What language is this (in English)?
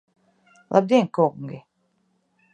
Latvian